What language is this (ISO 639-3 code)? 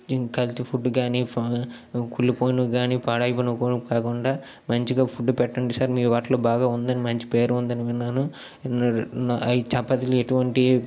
tel